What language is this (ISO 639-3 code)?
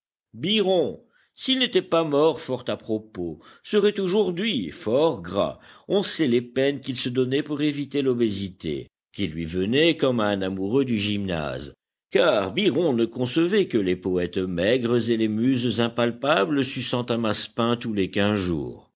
fra